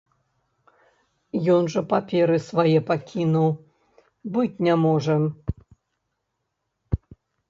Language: Belarusian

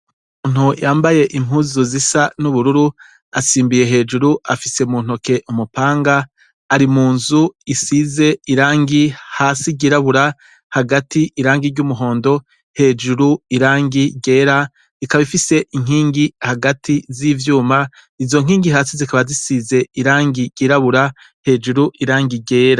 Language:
Rundi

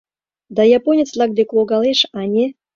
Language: Mari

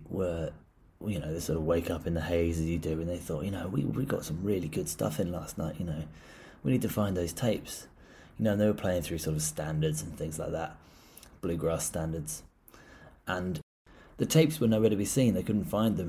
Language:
English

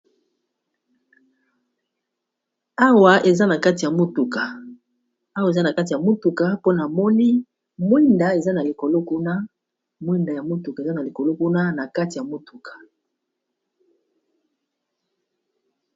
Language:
Lingala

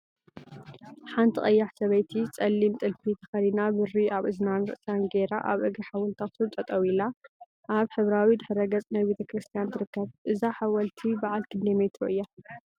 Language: Tigrinya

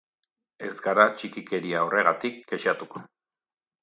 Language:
Basque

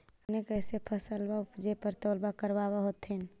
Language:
Magahi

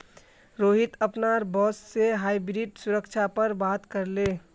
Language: Magahi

